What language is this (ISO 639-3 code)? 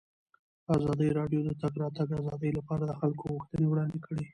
pus